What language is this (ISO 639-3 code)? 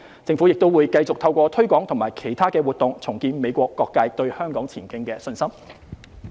yue